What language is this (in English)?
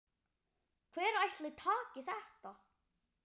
Icelandic